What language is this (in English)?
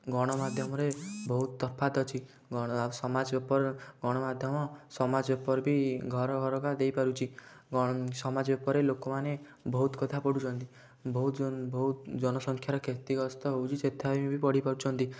Odia